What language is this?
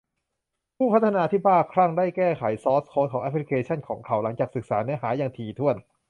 Thai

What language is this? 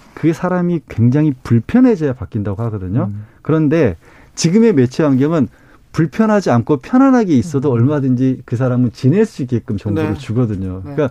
Korean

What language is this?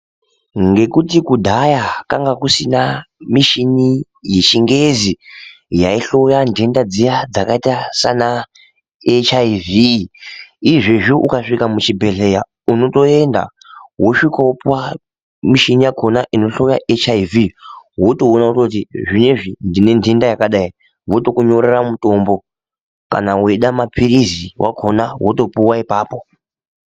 Ndau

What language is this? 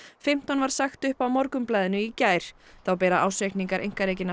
Icelandic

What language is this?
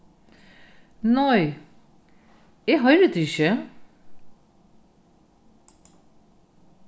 Faroese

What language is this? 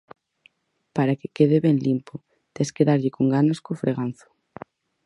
Galician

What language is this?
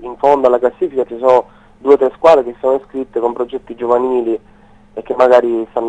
Italian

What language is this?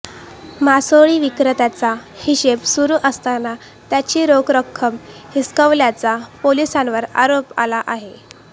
Marathi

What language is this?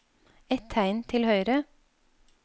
Norwegian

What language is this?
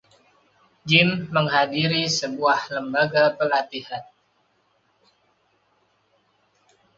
Indonesian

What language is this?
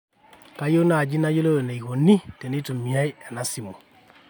Masai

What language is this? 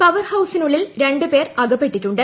Malayalam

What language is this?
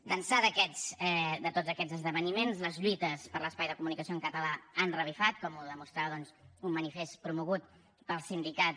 Catalan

